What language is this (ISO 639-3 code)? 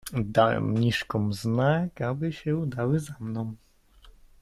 pol